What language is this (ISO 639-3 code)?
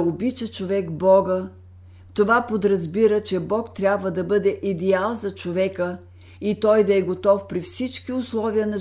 bul